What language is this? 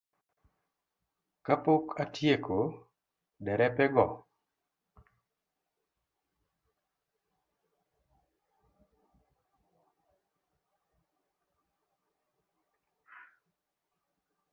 Luo (Kenya and Tanzania)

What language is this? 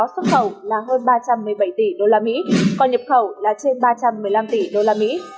Vietnamese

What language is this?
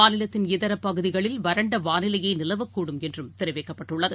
Tamil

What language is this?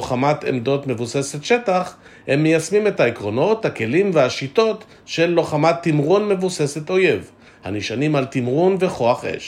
Hebrew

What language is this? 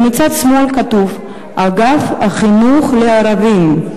Hebrew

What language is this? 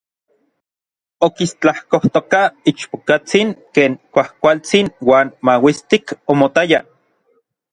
Orizaba Nahuatl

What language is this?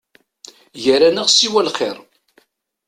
Kabyle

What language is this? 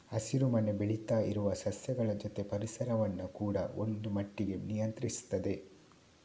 Kannada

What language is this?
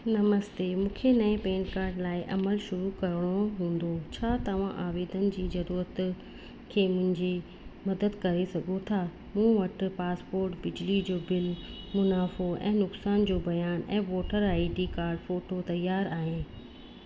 Sindhi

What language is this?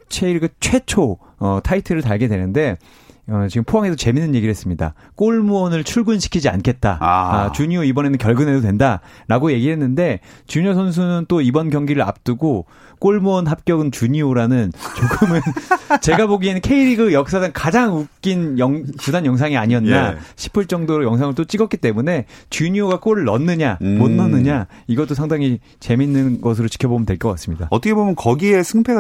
Korean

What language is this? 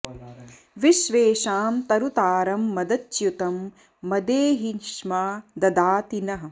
Sanskrit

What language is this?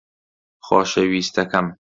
Central Kurdish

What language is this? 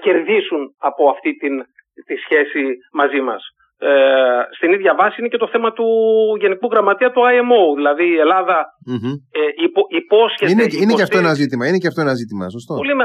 Greek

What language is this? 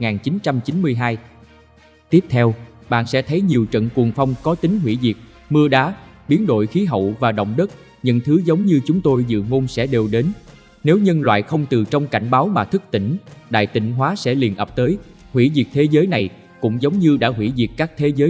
Vietnamese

